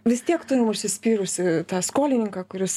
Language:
Lithuanian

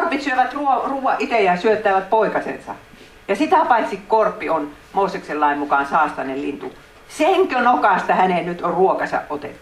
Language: Finnish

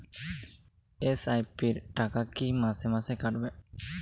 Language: Bangla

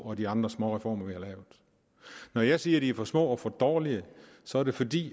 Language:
Danish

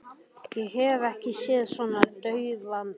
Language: Icelandic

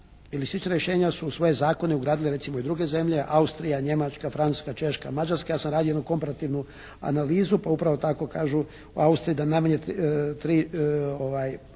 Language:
Croatian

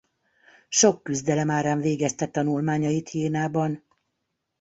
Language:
Hungarian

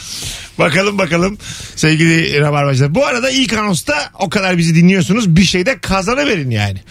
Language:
Turkish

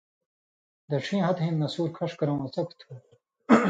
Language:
Indus Kohistani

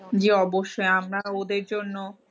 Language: Bangla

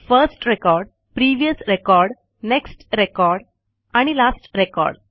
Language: Marathi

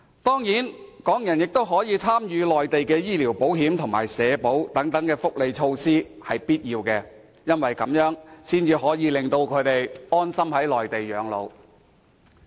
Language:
Cantonese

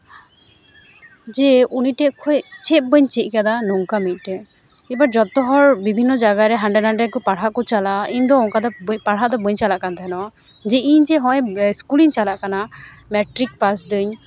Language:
Santali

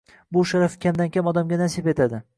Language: Uzbek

